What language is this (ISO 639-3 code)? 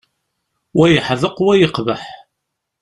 kab